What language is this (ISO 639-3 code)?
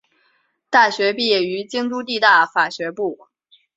zho